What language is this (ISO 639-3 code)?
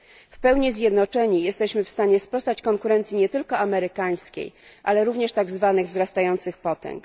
pol